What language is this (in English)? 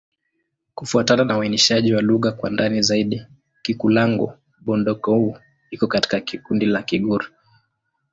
Swahili